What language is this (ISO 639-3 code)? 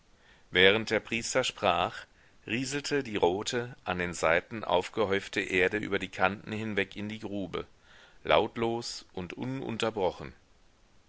deu